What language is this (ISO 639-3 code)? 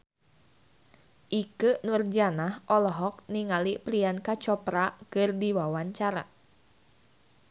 sun